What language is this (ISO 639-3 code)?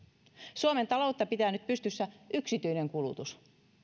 fin